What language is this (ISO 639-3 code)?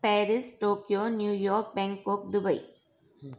snd